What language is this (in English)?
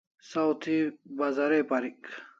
Kalasha